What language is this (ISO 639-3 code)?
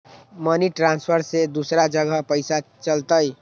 mag